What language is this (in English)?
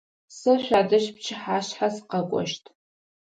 Adyghe